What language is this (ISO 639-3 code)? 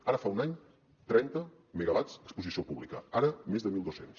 cat